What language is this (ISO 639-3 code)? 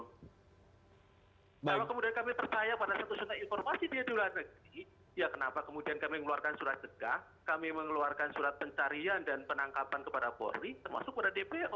ind